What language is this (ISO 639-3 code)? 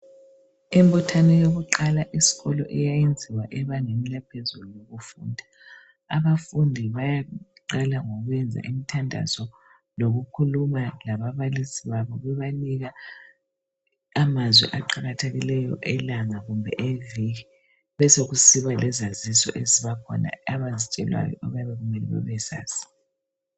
nde